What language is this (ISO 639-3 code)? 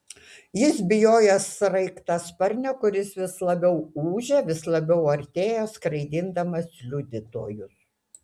lit